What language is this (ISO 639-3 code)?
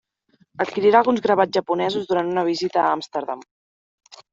cat